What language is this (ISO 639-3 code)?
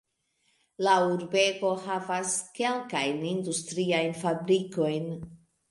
epo